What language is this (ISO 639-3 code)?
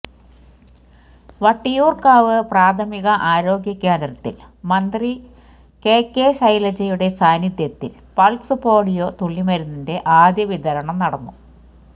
mal